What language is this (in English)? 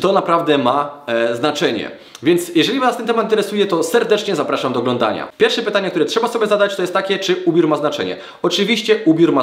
Polish